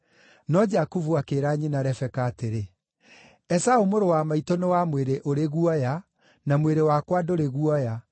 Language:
Kikuyu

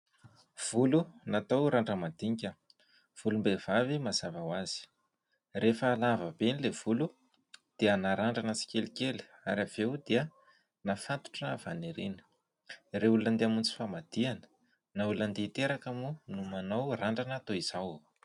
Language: Malagasy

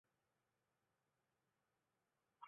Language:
Chinese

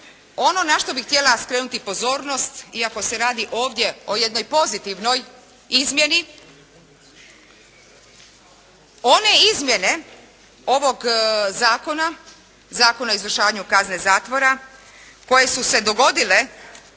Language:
Croatian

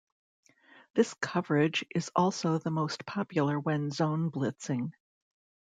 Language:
English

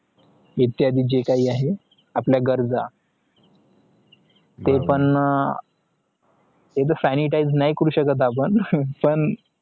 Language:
Marathi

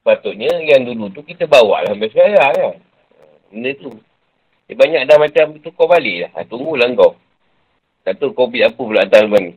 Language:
Malay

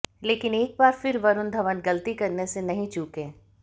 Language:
Hindi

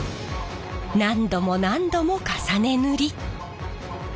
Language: Japanese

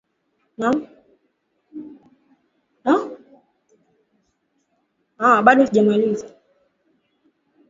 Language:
Swahili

